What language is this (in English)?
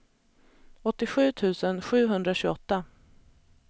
Swedish